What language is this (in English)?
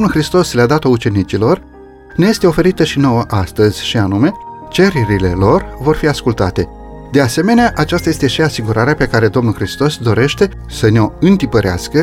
Romanian